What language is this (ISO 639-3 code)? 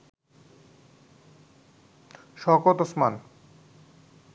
ben